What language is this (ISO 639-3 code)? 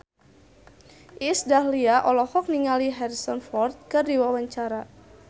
sun